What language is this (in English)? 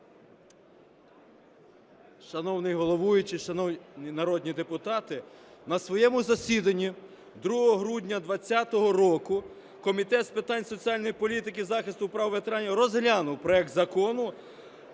Ukrainian